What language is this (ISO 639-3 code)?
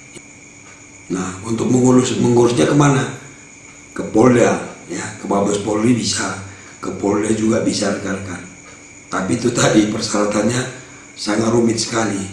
ind